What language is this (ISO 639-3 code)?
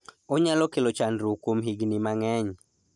luo